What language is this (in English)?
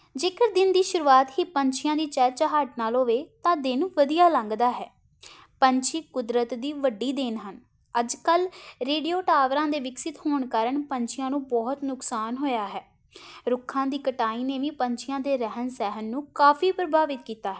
Punjabi